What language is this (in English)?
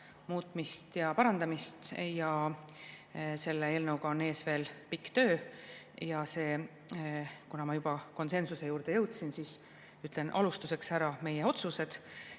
Estonian